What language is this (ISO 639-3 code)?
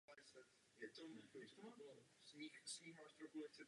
ces